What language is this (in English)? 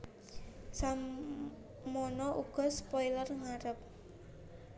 Javanese